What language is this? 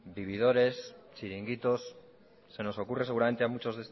Spanish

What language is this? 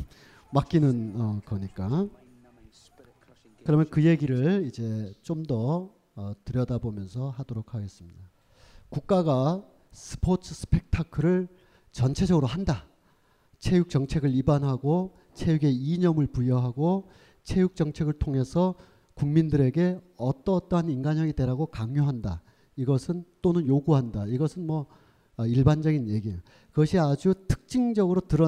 Korean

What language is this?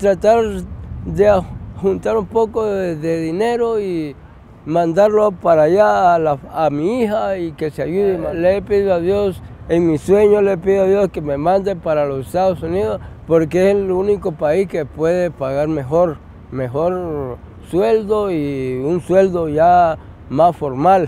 Spanish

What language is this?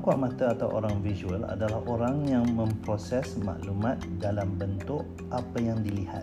Malay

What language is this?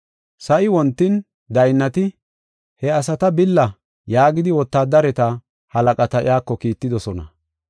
Gofa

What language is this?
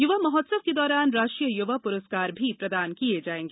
Hindi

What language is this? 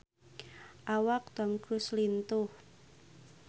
Sundanese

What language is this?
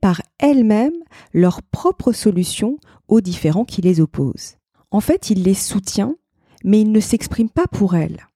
French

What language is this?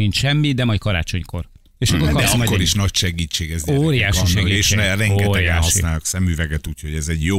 Hungarian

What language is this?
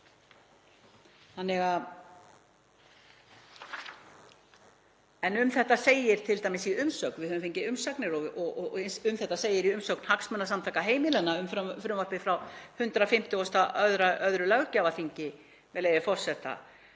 Icelandic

